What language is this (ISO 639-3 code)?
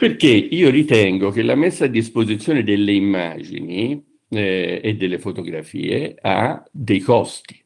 ita